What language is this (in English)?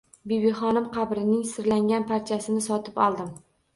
Uzbek